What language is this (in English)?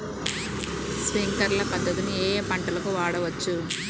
Telugu